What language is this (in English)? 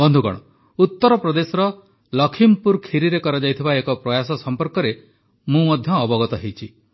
Odia